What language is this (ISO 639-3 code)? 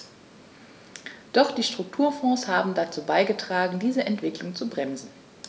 deu